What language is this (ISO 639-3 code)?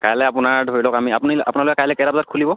asm